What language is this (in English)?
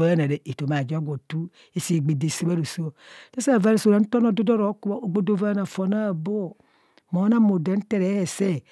Kohumono